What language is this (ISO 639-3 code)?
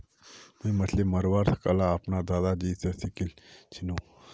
mag